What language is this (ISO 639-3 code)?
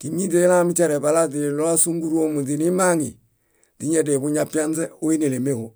bda